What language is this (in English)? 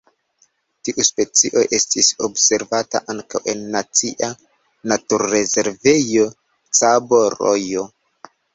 Esperanto